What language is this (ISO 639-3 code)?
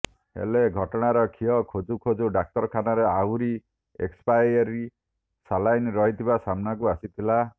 ori